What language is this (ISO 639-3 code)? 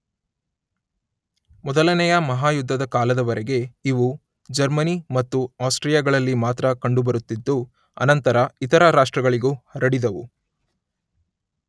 kan